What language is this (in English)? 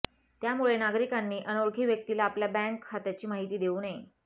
Marathi